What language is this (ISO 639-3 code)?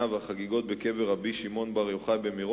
heb